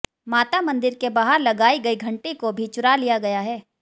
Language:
Hindi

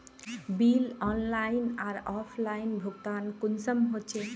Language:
Magahi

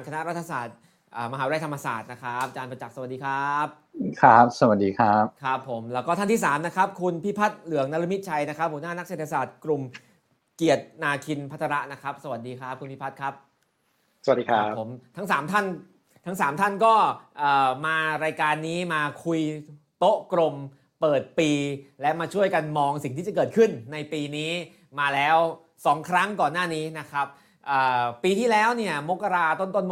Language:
Thai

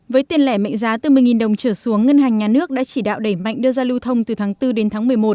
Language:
Vietnamese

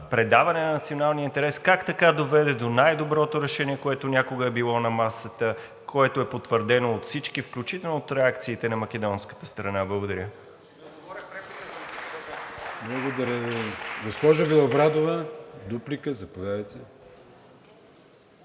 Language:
Bulgarian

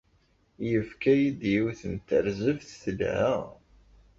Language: Kabyle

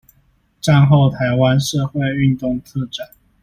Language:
Chinese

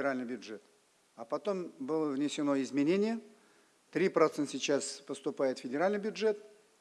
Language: Russian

